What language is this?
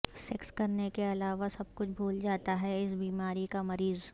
Urdu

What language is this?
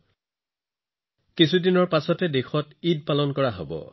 Assamese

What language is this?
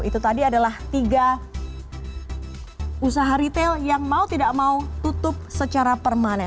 Indonesian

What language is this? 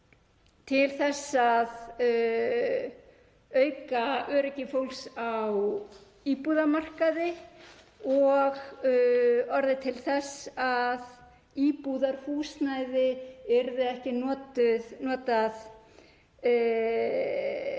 Icelandic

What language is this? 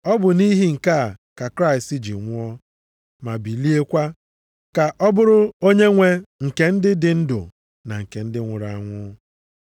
Igbo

